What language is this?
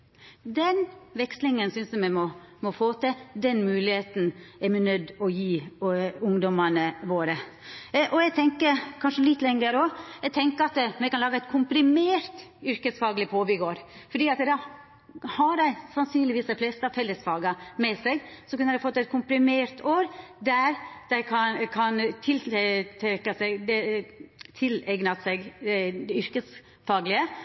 Norwegian Nynorsk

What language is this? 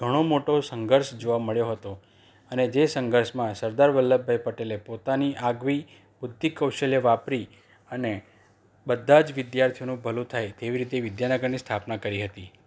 Gujarati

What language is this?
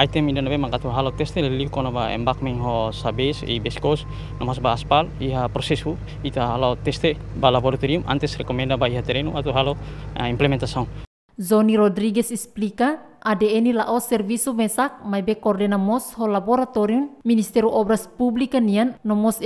Indonesian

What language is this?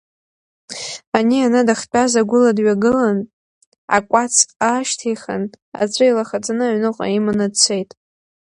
Abkhazian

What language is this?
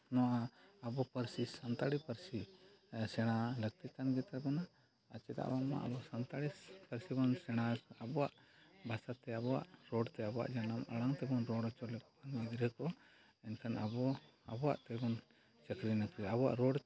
Santali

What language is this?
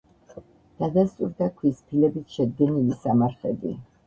Georgian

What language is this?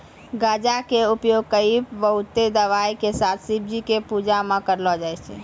Maithili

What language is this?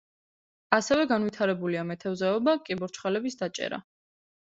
Georgian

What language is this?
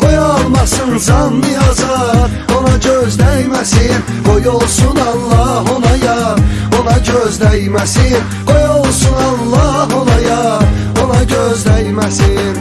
Turkish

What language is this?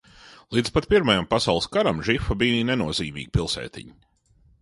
Latvian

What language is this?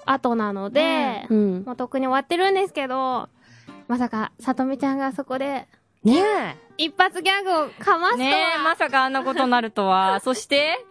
Japanese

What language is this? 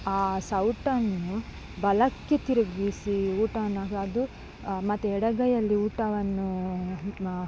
Kannada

